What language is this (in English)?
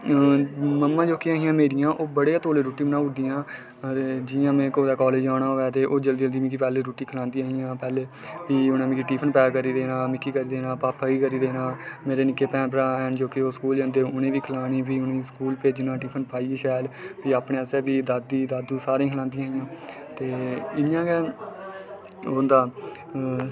Dogri